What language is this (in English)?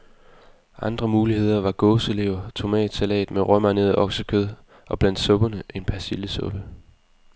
Danish